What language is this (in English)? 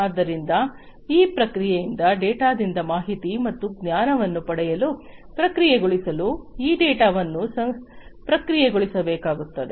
Kannada